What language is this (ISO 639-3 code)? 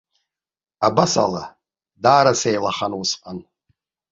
abk